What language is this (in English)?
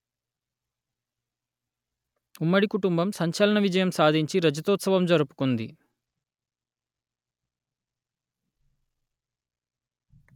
Telugu